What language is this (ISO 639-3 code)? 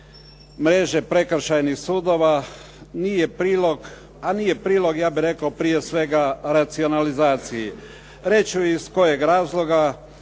hrv